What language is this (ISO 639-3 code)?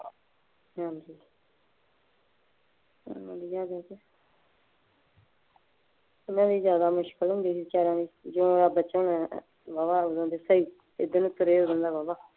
pan